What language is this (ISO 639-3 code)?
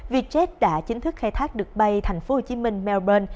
vie